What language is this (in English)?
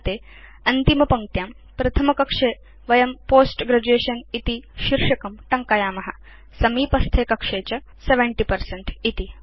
Sanskrit